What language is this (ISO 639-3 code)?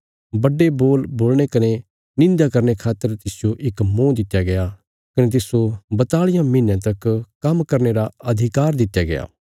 kfs